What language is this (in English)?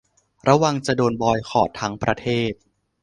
Thai